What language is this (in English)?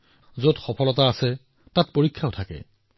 Assamese